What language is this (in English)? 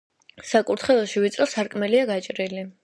Georgian